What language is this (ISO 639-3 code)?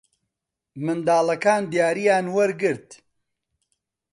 ckb